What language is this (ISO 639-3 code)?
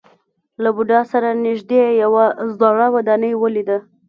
pus